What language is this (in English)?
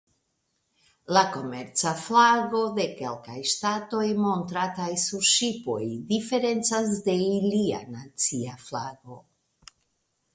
Esperanto